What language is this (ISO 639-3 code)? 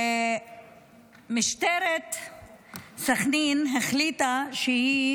heb